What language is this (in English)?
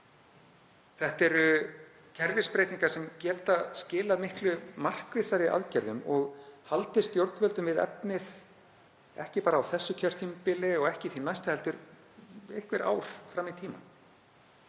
Icelandic